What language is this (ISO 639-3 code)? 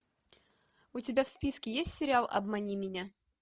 rus